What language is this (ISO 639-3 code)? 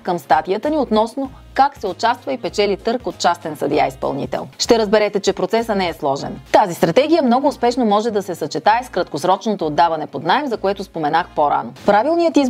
bul